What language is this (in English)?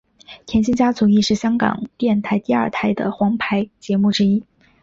Chinese